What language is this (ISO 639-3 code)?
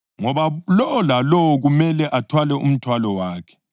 nde